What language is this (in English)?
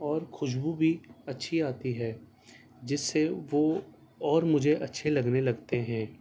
Urdu